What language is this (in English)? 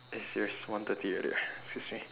English